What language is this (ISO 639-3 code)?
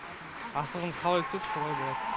kaz